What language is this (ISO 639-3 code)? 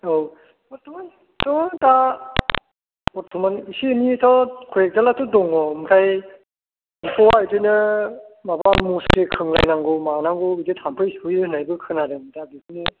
brx